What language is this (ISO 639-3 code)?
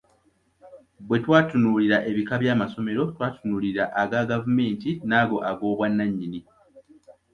lug